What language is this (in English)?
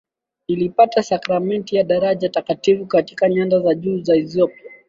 Swahili